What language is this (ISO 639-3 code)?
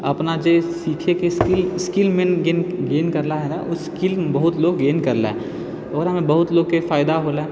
mai